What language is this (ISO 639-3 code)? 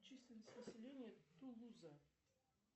rus